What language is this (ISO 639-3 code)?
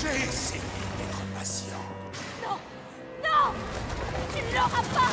fra